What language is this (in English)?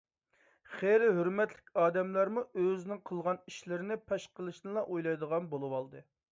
Uyghur